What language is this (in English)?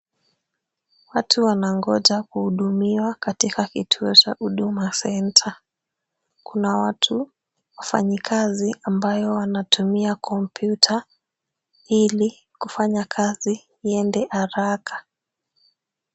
Swahili